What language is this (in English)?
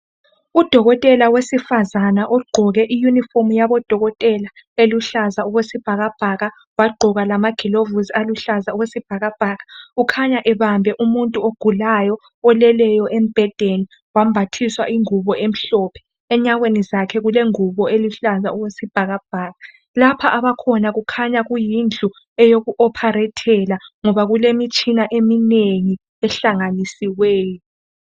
North Ndebele